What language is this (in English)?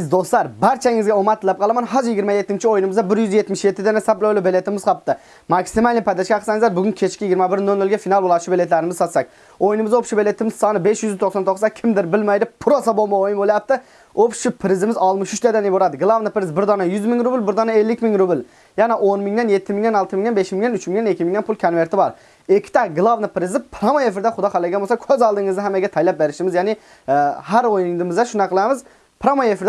Turkish